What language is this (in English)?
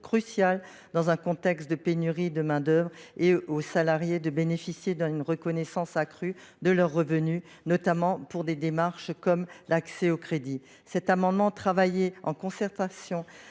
French